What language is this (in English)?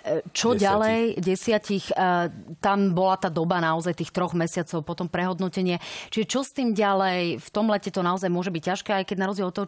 Slovak